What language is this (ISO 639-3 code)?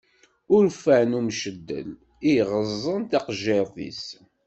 kab